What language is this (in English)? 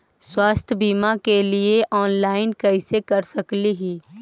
Magahi